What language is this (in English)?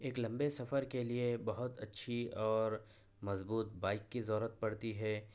Urdu